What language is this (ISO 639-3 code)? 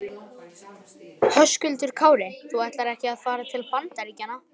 isl